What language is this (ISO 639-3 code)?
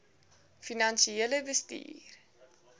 afr